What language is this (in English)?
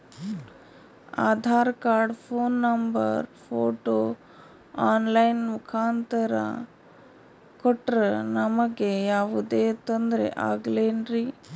Kannada